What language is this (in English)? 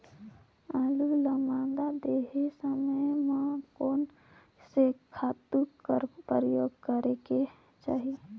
Chhattisgarhi